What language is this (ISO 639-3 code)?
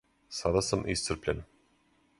srp